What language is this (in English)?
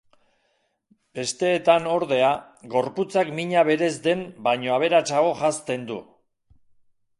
Basque